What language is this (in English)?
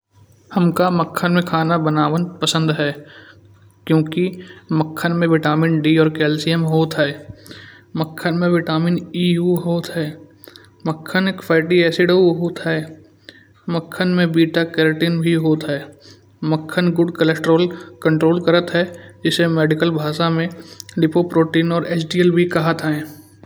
Kanauji